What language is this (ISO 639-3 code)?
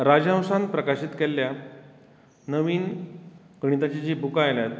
kok